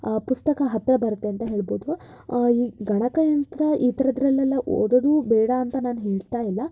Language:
Kannada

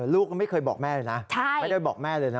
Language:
Thai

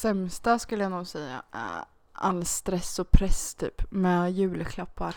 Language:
Swedish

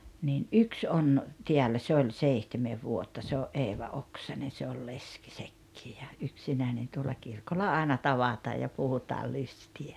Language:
Finnish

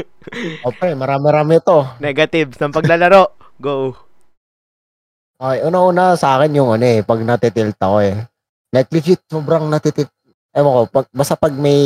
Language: Filipino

